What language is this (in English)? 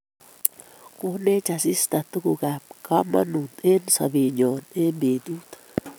Kalenjin